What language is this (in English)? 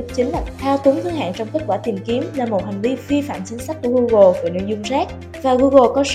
Vietnamese